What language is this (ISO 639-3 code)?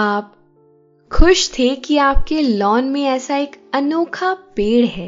hin